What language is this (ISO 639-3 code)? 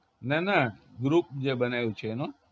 guj